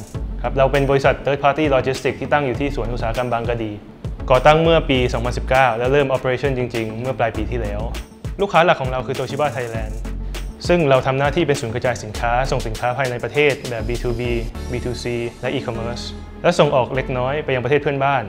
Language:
Thai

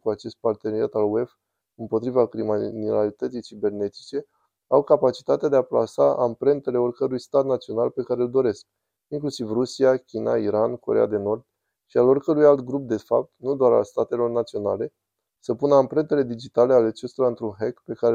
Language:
Romanian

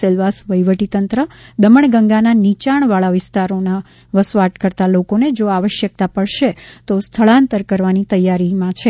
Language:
Gujarati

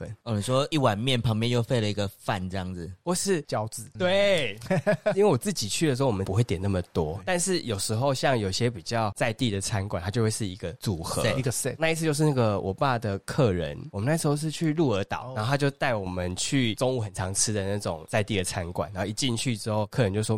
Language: Chinese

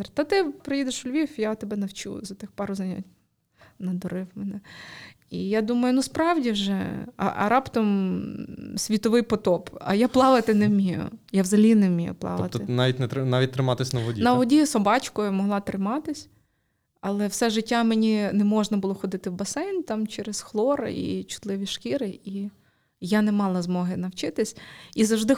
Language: Ukrainian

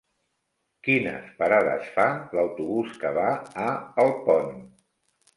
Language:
Catalan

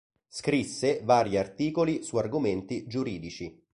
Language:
Italian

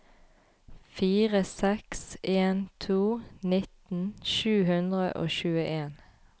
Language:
Norwegian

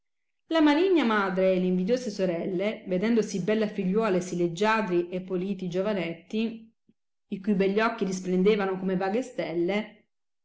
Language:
Italian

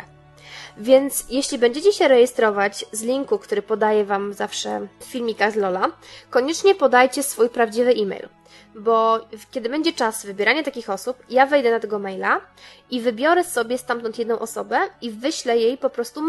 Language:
Polish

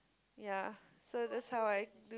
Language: English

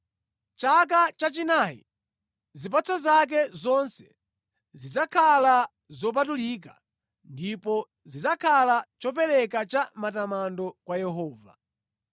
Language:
Nyanja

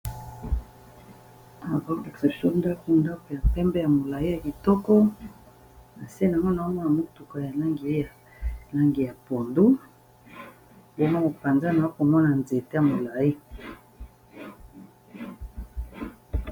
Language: Lingala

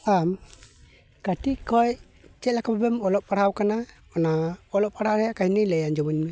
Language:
Santali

